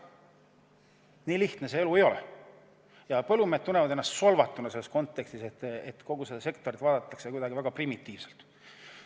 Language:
Estonian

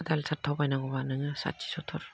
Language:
Bodo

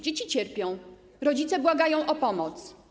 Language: Polish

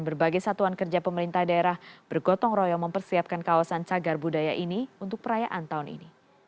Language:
Indonesian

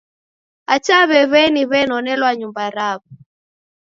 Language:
Taita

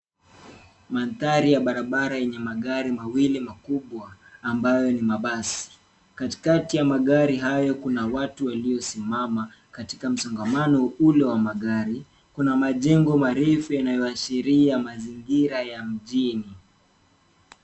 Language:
Swahili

